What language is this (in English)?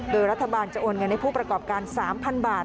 Thai